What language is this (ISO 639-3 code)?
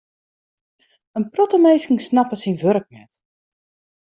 fry